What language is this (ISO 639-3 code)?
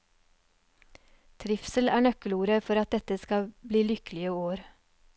nor